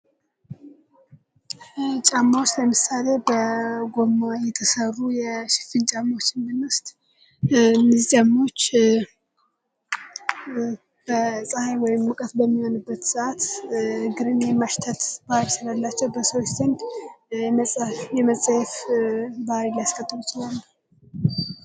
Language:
Amharic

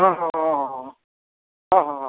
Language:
Odia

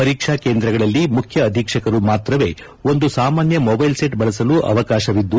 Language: Kannada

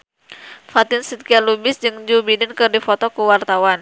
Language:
Sundanese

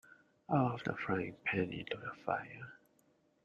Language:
English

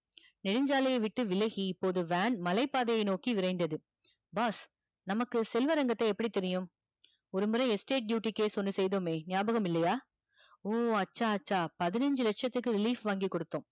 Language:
Tamil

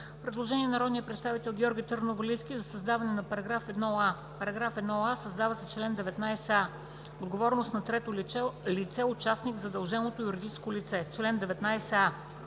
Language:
Bulgarian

